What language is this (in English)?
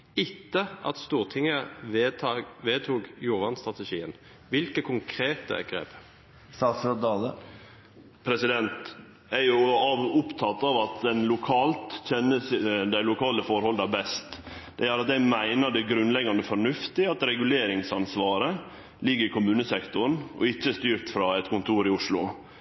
Norwegian